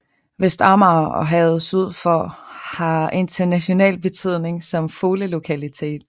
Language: Danish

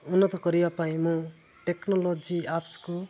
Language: Odia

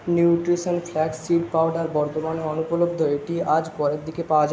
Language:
Bangla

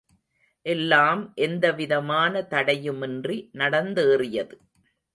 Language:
Tamil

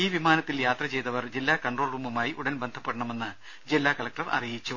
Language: Malayalam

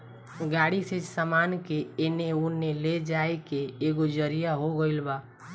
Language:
Bhojpuri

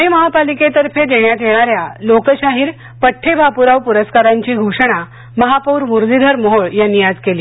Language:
Marathi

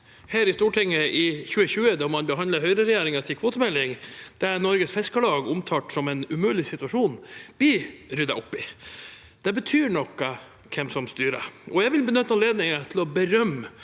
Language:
Norwegian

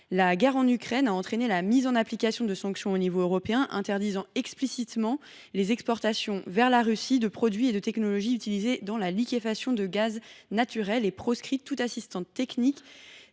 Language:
French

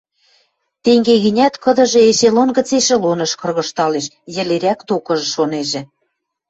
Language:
Western Mari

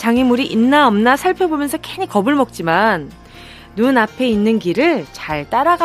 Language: Korean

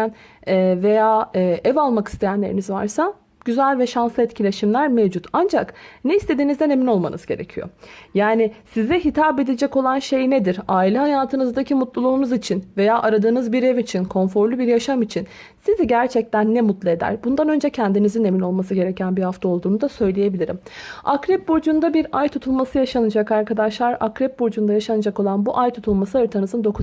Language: Turkish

